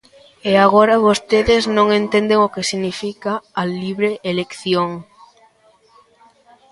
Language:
Galician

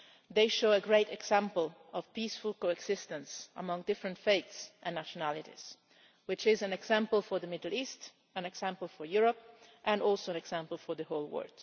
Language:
English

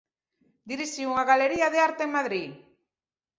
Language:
Galician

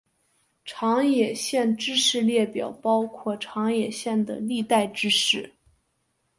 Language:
Chinese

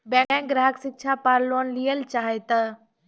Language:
Maithili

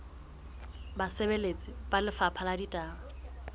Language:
Southern Sotho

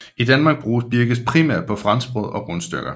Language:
Danish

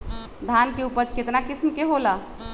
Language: Magahi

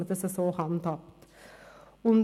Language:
Swiss German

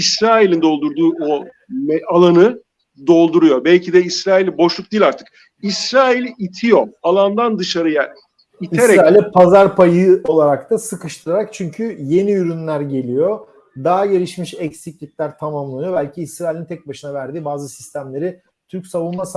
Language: Turkish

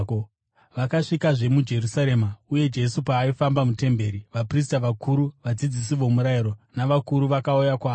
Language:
Shona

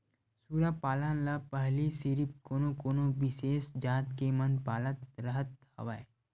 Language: Chhattisgarhi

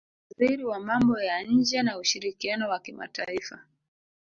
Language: Swahili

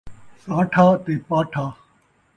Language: Saraiki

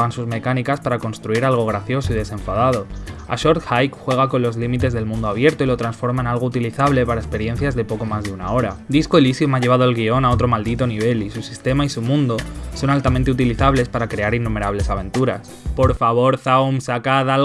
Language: Spanish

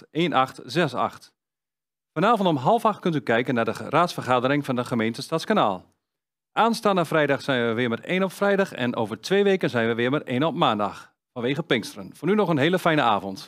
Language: Dutch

